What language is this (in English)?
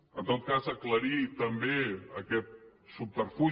Catalan